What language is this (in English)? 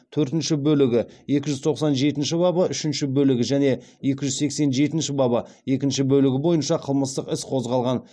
Kazakh